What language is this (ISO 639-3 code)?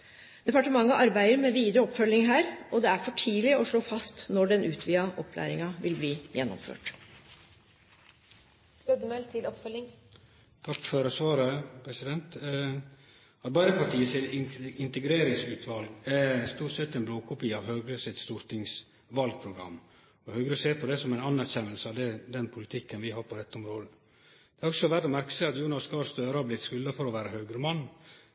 nno